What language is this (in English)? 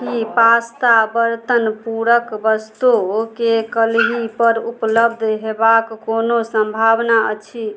Maithili